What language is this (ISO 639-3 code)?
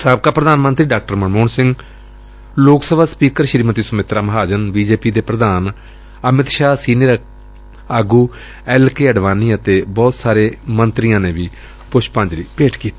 pan